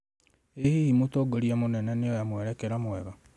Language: Kikuyu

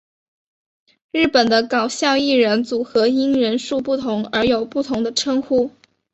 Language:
Chinese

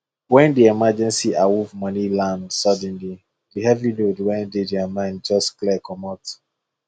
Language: Nigerian Pidgin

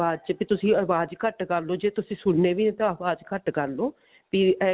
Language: Punjabi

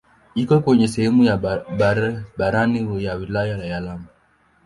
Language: Swahili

